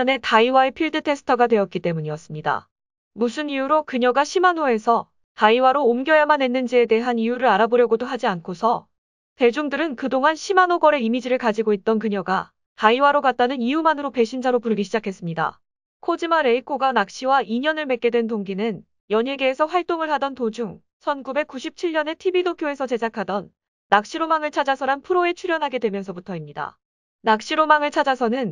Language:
Korean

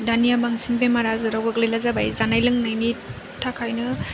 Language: Bodo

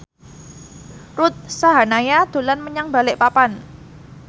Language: Javanese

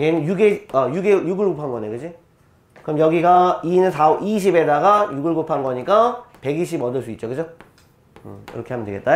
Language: Korean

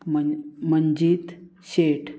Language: Konkani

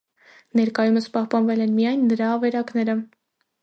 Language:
Armenian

